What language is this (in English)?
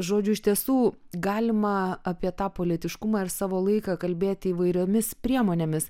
Lithuanian